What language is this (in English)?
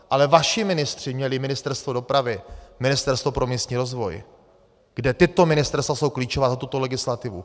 Czech